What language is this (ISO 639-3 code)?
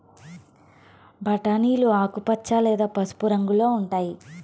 tel